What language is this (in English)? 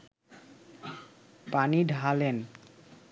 Bangla